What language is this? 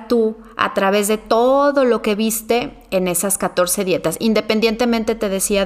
Spanish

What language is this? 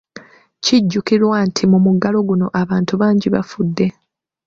Ganda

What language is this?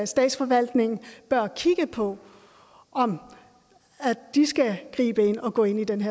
Danish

